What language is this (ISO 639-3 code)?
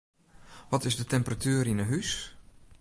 fry